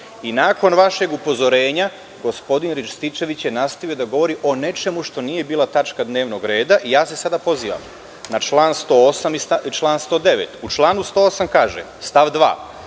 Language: Serbian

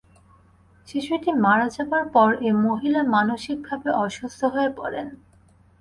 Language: Bangla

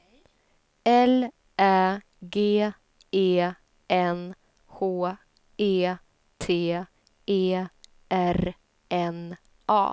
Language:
Swedish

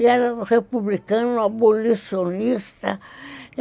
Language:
Portuguese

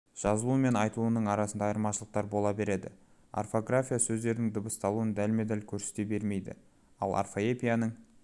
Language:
Kazakh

